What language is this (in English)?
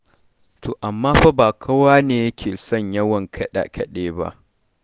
Hausa